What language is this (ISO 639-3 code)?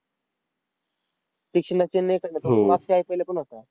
mar